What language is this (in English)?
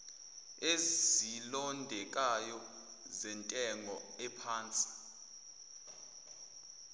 Zulu